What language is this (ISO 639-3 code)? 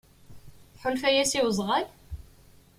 kab